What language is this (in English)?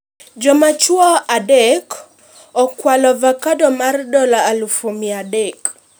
Luo (Kenya and Tanzania)